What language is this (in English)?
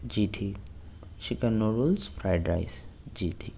Urdu